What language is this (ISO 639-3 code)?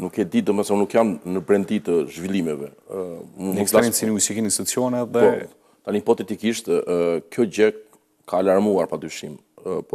ron